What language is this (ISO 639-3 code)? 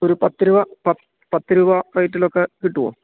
mal